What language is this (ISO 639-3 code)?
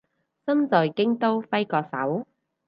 yue